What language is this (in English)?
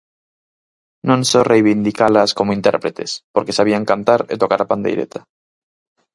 Galician